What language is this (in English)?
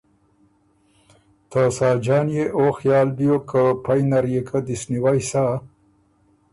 Ormuri